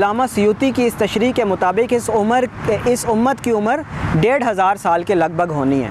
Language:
Indonesian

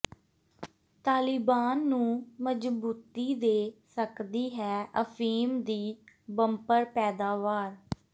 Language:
Punjabi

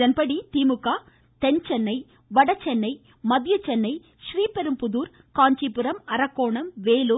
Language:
Tamil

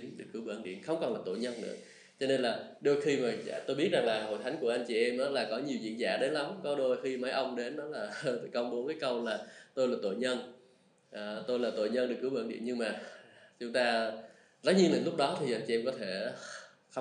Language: Vietnamese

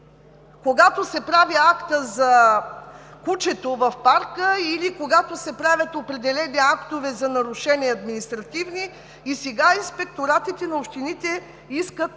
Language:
Bulgarian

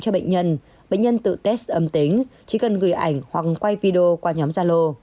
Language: Vietnamese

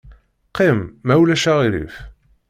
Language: Kabyle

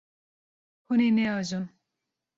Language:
Kurdish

